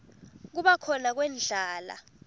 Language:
Swati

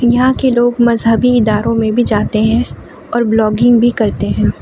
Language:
Urdu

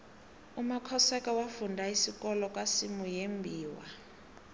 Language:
South Ndebele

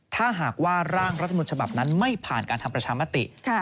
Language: Thai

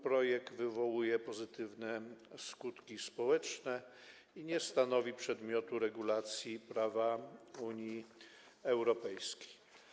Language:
Polish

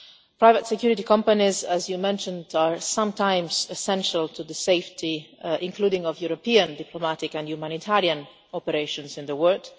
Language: English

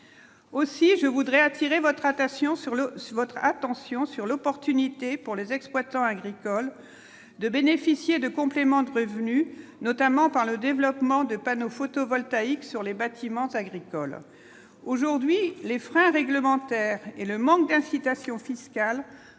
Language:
French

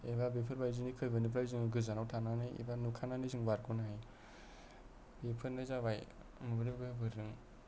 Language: Bodo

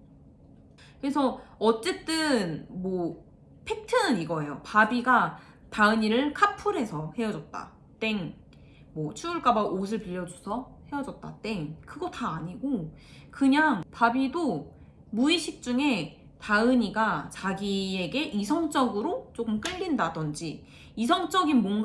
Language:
Korean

